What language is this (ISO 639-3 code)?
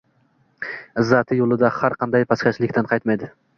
uzb